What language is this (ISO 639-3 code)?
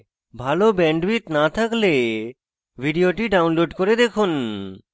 ben